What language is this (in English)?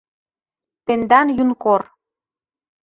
Mari